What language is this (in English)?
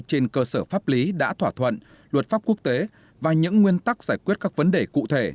Vietnamese